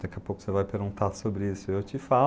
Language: Portuguese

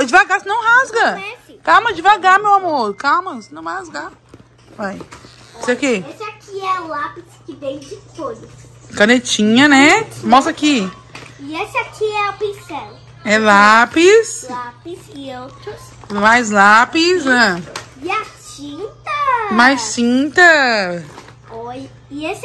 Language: Portuguese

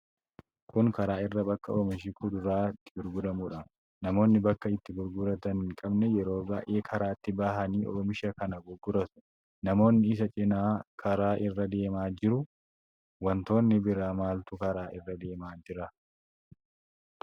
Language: Oromo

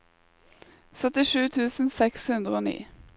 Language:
Norwegian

